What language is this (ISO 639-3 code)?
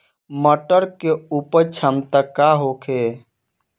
bho